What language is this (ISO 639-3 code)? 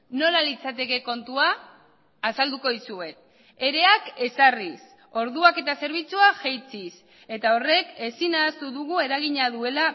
eus